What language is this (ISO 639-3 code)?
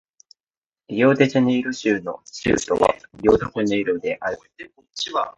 jpn